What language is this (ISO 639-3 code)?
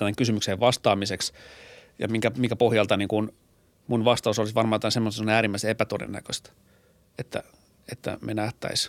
fin